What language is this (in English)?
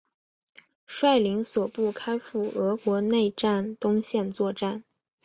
Chinese